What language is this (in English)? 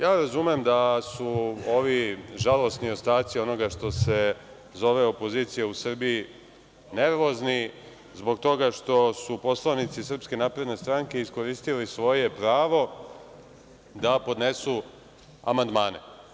Serbian